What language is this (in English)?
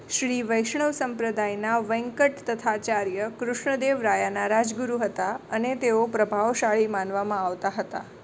Gujarati